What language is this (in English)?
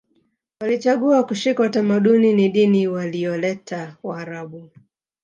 Swahili